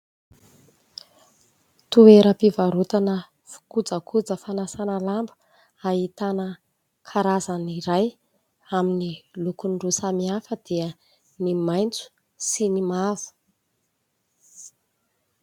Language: Malagasy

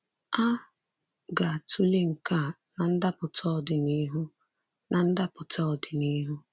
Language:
Igbo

